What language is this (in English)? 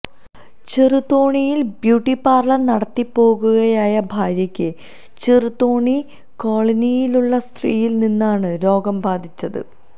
Malayalam